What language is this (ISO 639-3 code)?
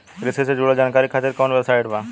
bho